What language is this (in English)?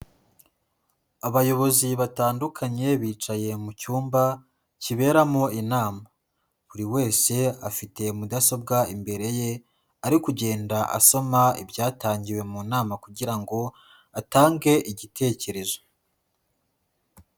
Kinyarwanda